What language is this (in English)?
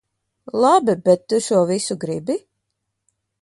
Latvian